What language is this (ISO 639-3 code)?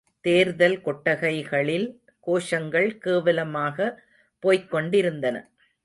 tam